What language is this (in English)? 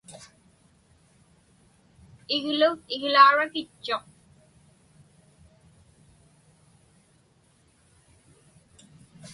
Inupiaq